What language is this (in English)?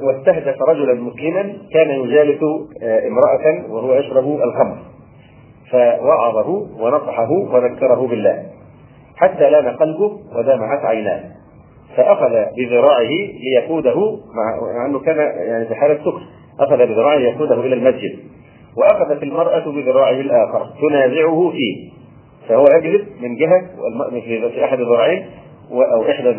Arabic